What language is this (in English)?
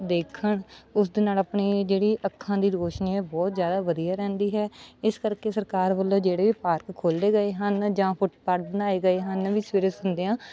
Punjabi